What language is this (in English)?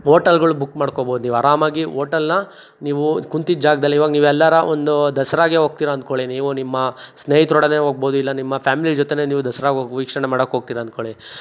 Kannada